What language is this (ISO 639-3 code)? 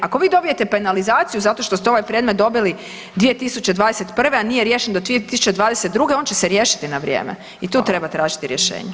hrv